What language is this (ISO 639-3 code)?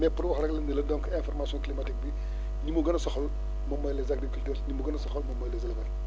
wol